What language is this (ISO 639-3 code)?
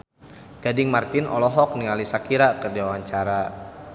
sun